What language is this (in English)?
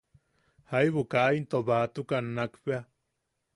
Yaqui